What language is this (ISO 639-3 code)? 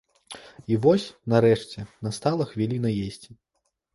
bel